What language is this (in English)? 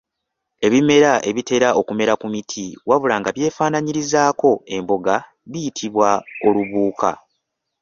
Ganda